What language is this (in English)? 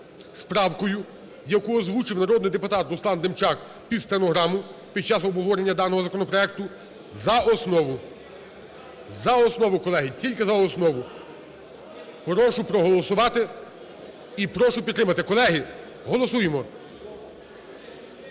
Ukrainian